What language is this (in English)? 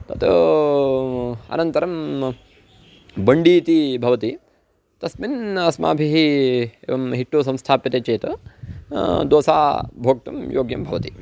Sanskrit